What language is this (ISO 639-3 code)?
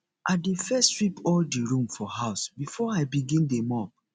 pcm